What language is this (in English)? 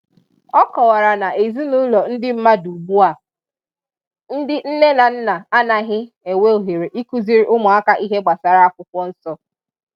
Igbo